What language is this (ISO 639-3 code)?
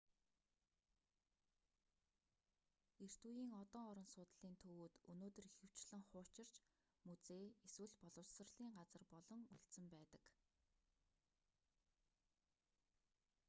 mon